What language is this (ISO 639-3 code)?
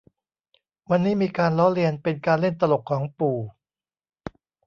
tha